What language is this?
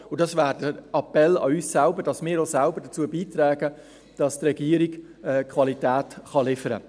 Swiss German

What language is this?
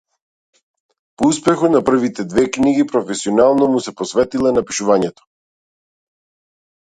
Macedonian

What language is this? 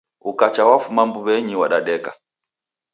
Taita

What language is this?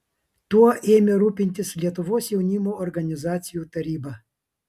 Lithuanian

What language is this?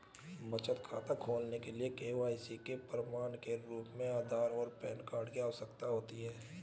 Hindi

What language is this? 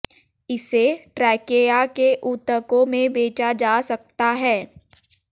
Hindi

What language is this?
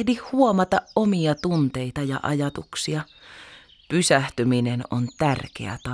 Finnish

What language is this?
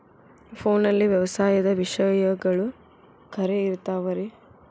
Kannada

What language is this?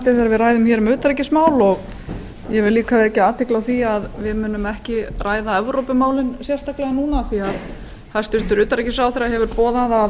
Icelandic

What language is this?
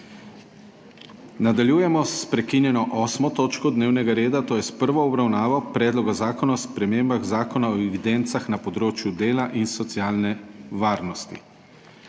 Slovenian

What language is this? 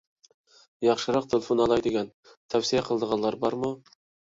Uyghur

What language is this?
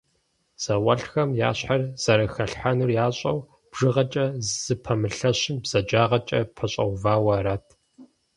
Kabardian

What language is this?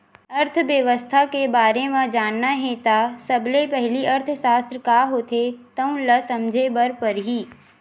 Chhattisgarhi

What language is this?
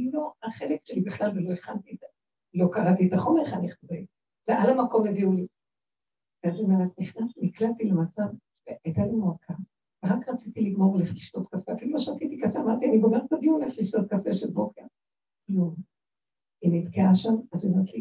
Hebrew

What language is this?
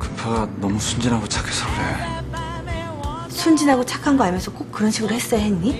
Korean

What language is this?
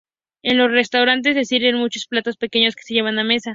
Spanish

